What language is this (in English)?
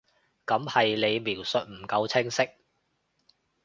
Cantonese